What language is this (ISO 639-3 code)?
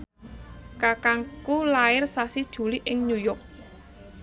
jav